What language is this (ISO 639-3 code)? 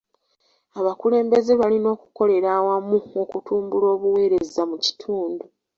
lug